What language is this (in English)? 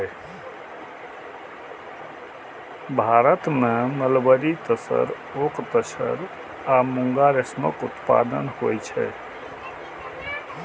Maithili